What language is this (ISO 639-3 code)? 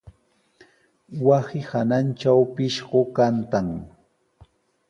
qws